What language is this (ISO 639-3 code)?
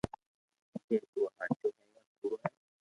lrk